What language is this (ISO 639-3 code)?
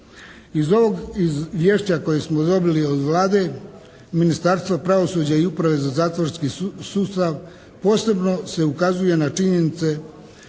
hrv